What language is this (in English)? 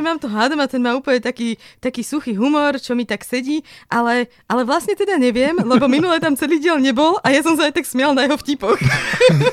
Slovak